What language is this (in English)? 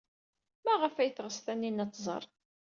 Kabyle